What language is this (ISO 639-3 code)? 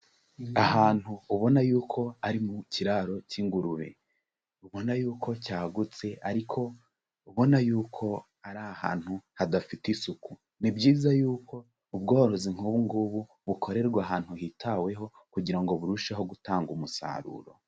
kin